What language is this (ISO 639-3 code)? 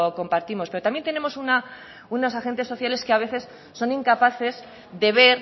spa